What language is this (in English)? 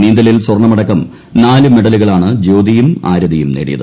Malayalam